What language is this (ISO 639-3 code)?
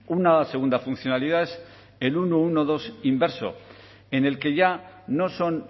spa